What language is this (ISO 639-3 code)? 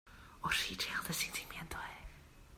zho